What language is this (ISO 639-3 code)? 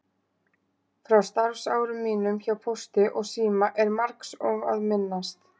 isl